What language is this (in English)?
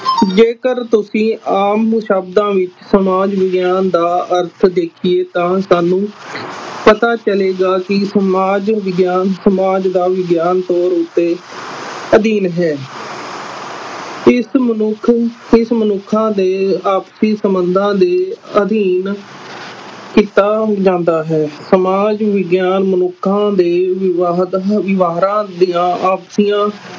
Punjabi